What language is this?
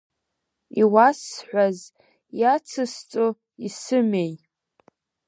Abkhazian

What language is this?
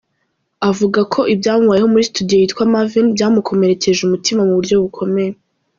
Kinyarwanda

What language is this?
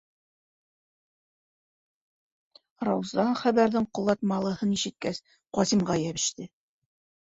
Bashkir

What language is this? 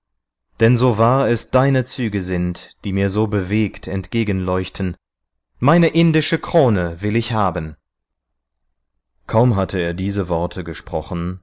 German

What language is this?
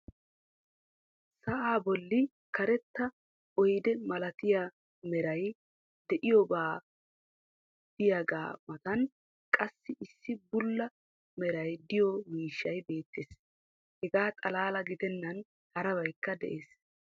Wolaytta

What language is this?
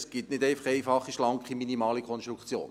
Swiss German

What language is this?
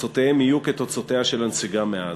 Hebrew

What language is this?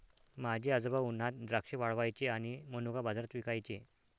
Marathi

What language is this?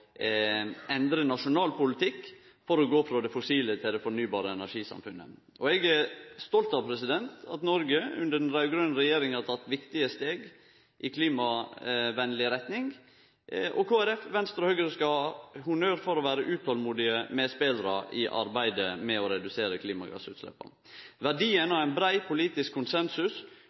Norwegian Nynorsk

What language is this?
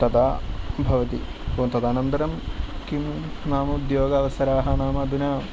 Sanskrit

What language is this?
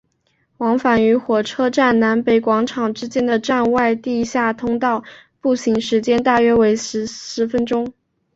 Chinese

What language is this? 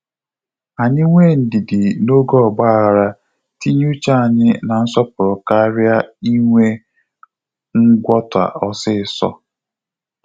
Igbo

